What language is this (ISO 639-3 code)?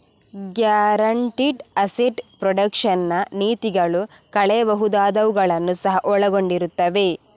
kan